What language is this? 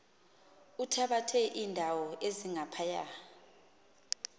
Xhosa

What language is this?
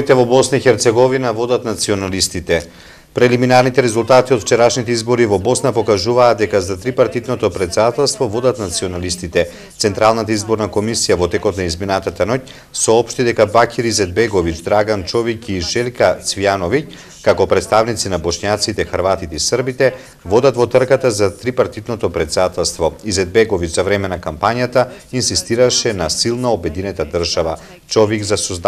Macedonian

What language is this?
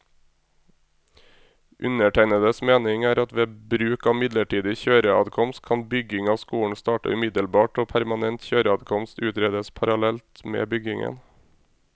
Norwegian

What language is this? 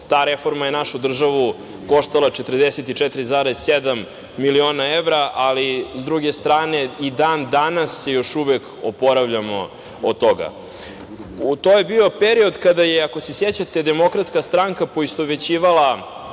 Serbian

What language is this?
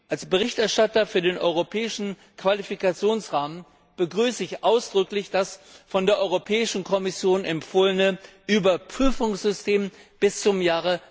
German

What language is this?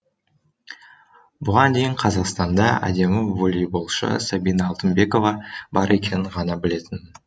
Kazakh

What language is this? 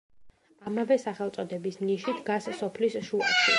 Georgian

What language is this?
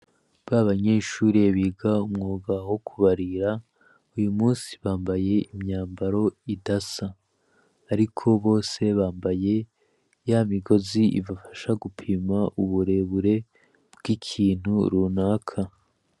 Rundi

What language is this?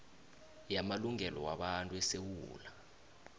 South Ndebele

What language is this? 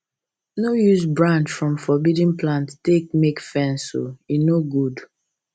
Nigerian Pidgin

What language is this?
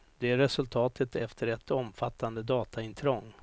Swedish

